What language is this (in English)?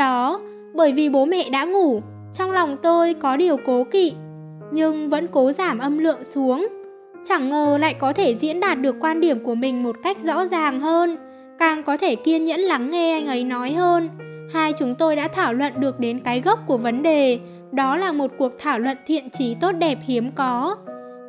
Vietnamese